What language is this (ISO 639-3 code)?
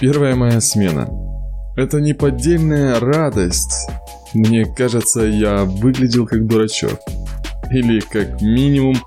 rus